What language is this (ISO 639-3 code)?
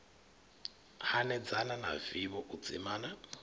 ven